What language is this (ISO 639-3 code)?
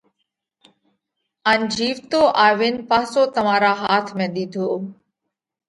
kvx